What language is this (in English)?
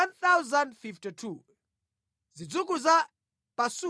Nyanja